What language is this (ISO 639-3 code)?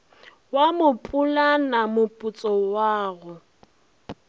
nso